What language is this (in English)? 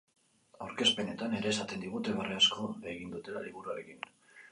Basque